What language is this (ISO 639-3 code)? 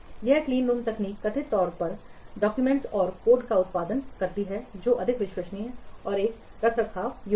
hin